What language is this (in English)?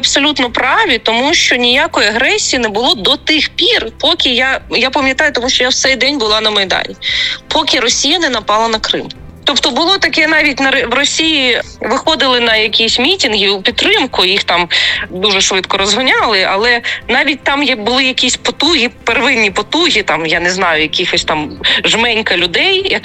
Ukrainian